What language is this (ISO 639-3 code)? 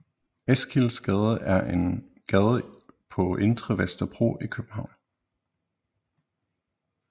dan